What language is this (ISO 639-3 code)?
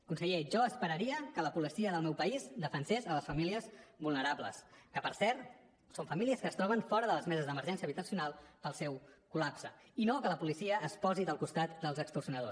cat